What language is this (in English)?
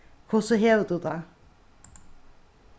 Faroese